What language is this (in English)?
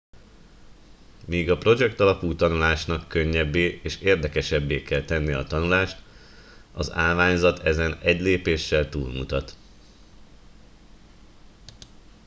Hungarian